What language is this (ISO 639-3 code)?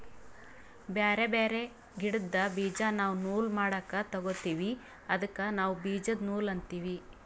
kan